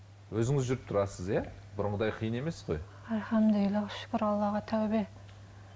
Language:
Kazakh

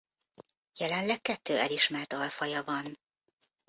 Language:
Hungarian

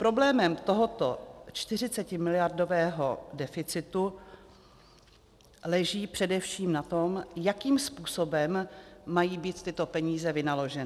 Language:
Czech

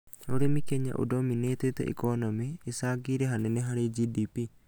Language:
Kikuyu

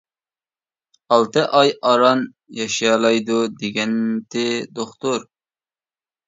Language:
Uyghur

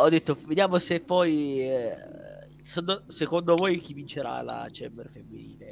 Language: Italian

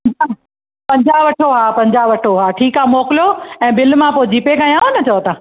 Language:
Sindhi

